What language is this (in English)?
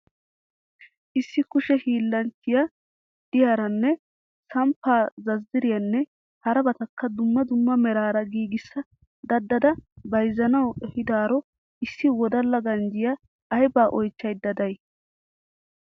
Wolaytta